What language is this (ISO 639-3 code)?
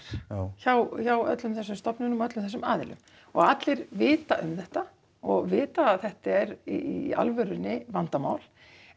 isl